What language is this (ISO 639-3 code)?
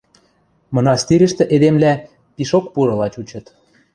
mrj